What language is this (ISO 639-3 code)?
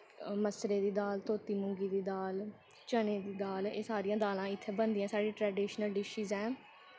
doi